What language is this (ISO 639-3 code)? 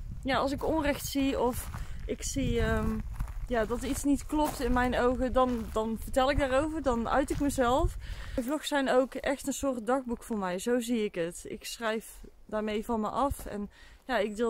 nld